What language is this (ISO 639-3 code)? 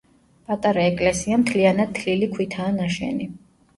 kat